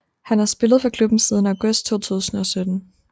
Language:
Danish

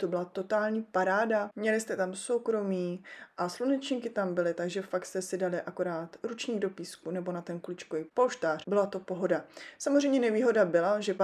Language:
Czech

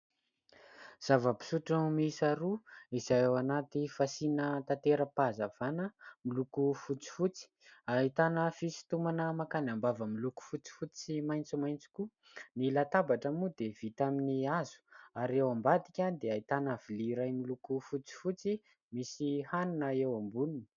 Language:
Malagasy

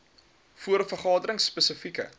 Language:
Afrikaans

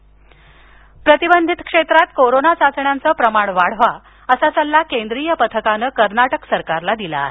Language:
Marathi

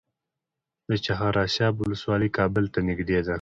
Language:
Pashto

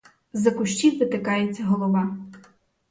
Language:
Ukrainian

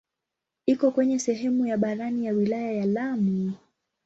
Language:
Swahili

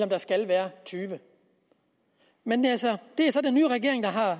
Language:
Danish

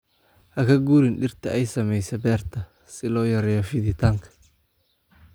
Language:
Somali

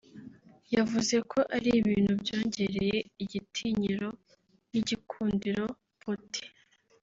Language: Kinyarwanda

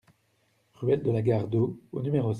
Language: French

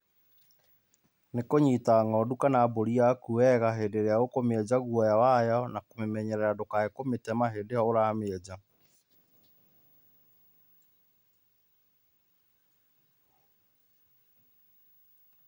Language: Kikuyu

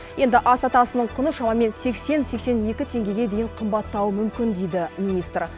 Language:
Kazakh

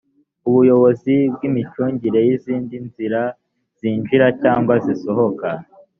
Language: Kinyarwanda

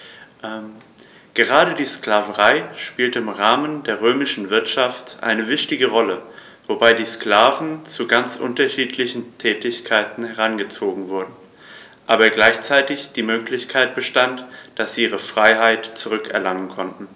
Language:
German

